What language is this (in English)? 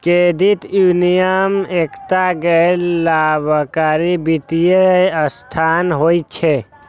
Maithili